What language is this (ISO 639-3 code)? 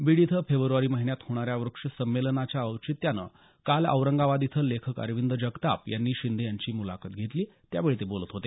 mar